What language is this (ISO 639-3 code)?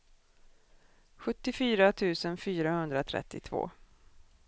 swe